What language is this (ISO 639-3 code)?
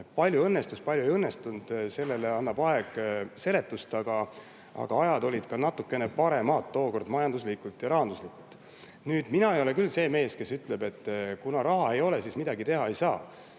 est